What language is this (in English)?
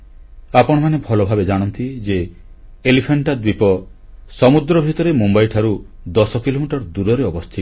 Odia